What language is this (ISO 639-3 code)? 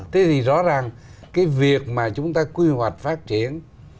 vie